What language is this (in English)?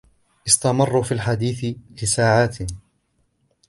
Arabic